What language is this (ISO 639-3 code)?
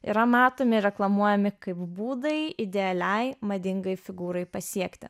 lit